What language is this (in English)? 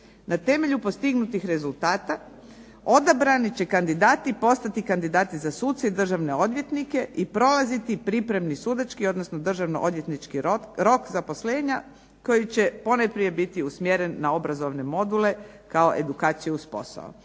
Croatian